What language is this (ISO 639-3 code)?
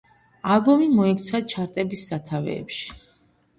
kat